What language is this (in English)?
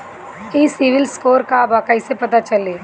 Bhojpuri